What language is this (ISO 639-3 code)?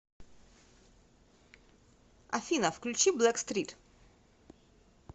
rus